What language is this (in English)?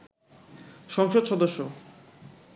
Bangla